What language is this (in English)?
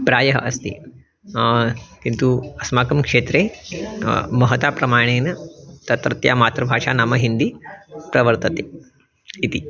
Sanskrit